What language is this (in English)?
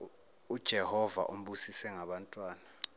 Zulu